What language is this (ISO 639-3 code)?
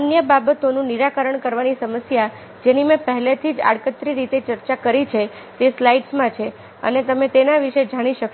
guj